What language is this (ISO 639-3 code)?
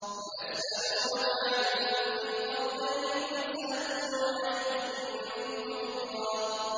ara